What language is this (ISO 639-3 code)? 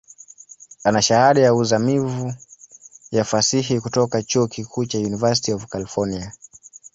swa